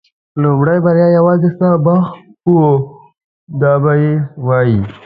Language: Pashto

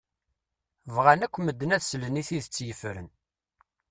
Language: Kabyle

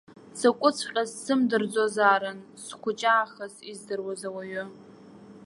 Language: Abkhazian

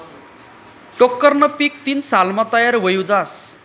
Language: Marathi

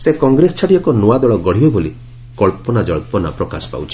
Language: Odia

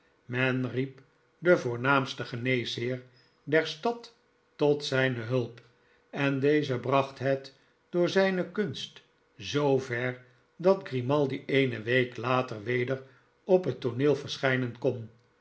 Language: Dutch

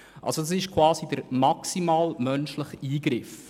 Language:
Swiss German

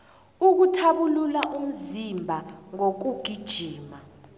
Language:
South Ndebele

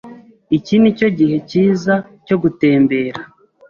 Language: Kinyarwanda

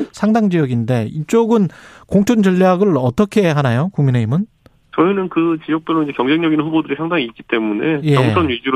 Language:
Korean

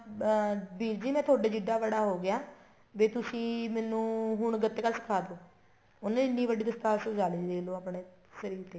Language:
Punjabi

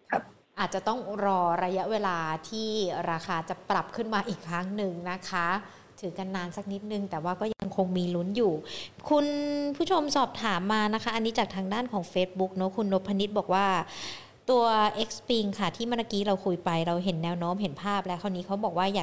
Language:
Thai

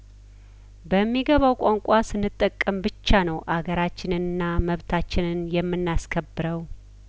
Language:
Amharic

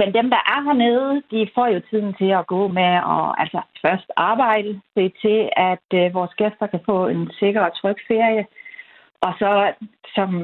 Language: Danish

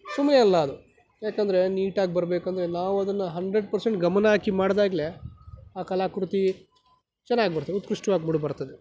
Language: Kannada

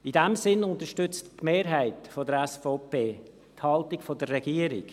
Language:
Swiss German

